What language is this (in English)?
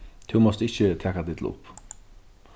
Faroese